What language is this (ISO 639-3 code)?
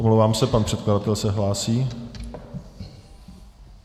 ces